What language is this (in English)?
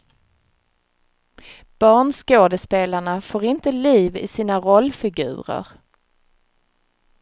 Swedish